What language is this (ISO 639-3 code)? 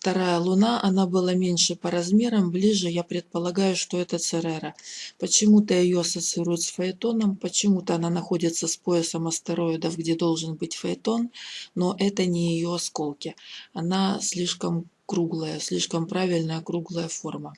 rus